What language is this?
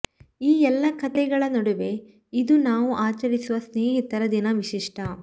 Kannada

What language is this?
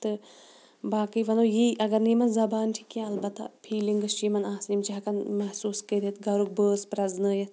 Kashmiri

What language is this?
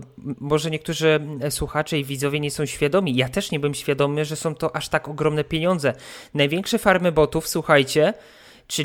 Polish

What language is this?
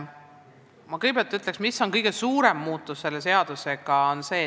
Estonian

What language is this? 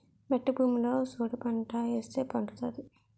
Telugu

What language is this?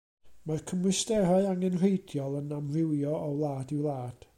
Welsh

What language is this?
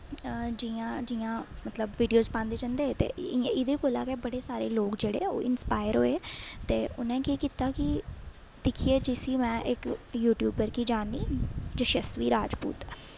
Dogri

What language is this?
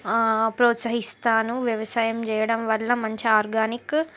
Telugu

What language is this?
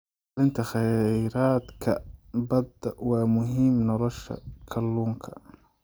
Somali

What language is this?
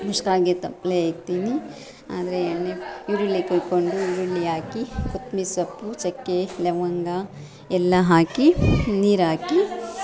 Kannada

